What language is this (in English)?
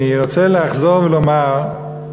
Hebrew